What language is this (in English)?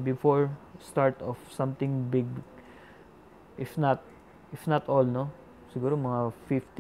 Filipino